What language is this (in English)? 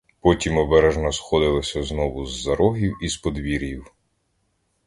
Ukrainian